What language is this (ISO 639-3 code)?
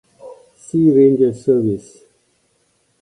eng